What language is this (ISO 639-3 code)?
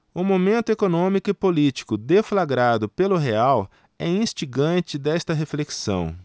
por